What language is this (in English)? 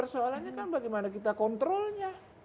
Indonesian